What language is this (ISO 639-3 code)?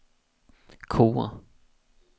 swe